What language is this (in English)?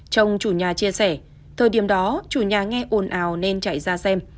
Vietnamese